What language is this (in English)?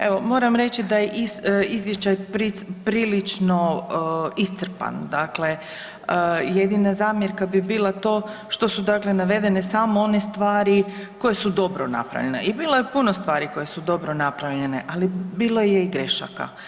Croatian